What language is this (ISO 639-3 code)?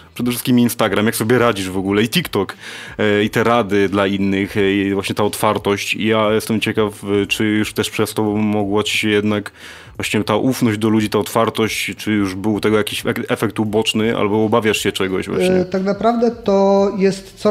pol